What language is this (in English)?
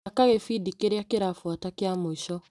Kikuyu